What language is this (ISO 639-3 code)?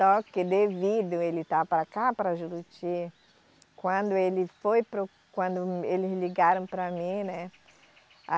por